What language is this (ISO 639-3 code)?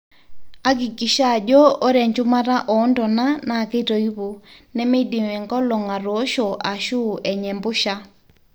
mas